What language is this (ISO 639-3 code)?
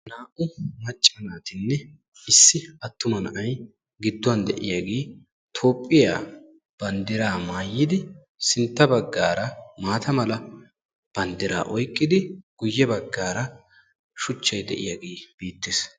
wal